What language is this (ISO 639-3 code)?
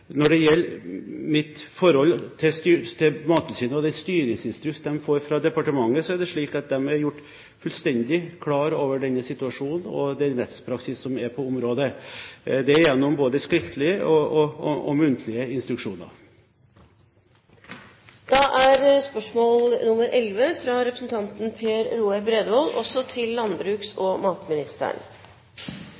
nob